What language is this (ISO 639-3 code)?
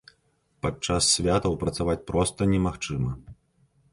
bel